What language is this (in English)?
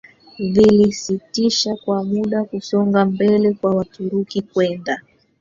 Swahili